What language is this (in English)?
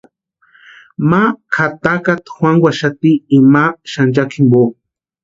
Western Highland Purepecha